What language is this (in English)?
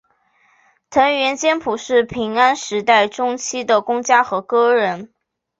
Chinese